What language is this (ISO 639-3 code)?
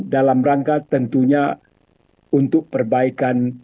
ind